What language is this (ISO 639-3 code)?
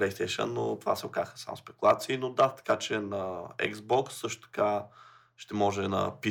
bul